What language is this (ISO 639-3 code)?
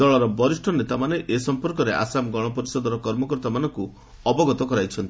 ori